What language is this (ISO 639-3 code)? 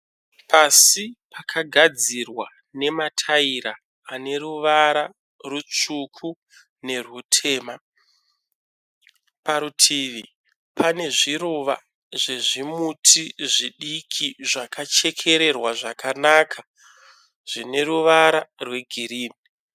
sna